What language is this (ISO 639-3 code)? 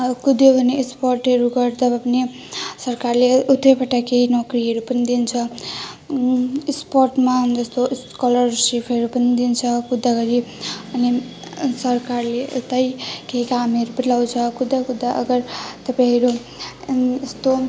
nep